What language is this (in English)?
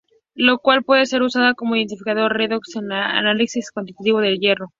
Spanish